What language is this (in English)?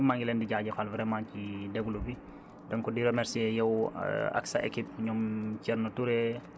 Wolof